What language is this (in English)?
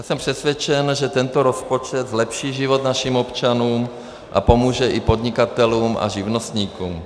Czech